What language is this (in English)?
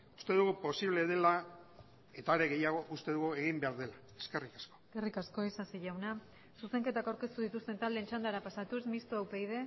Basque